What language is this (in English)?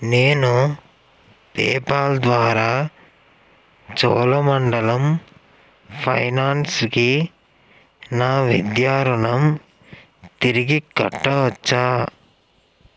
Telugu